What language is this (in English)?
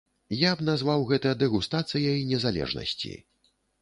Belarusian